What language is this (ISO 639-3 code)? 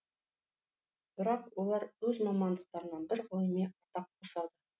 kaz